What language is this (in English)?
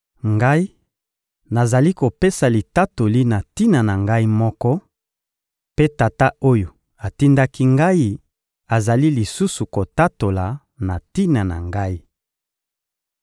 Lingala